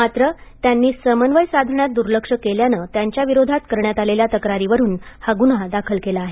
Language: Marathi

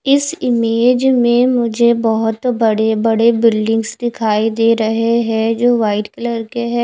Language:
Hindi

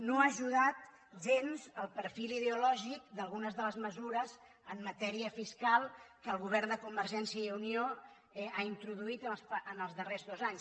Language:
Catalan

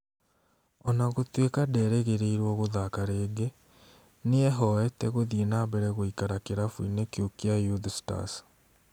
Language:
Kikuyu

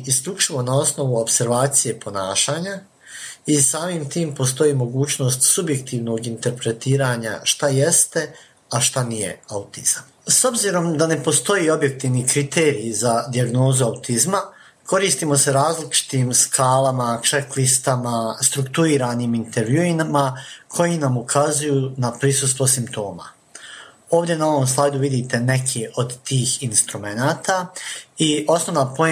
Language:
Croatian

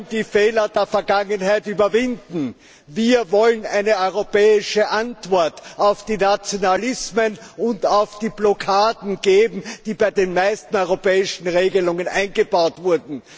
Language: German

